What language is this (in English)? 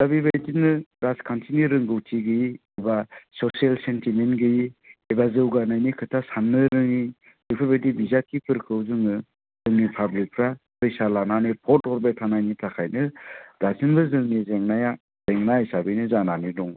Bodo